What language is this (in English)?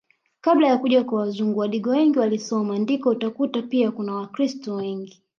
Swahili